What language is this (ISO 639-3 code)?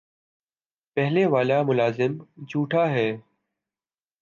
urd